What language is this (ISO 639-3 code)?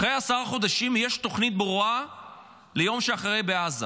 heb